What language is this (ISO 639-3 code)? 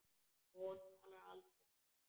isl